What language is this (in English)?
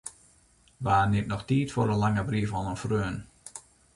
Western Frisian